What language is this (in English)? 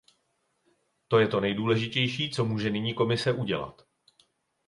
Czech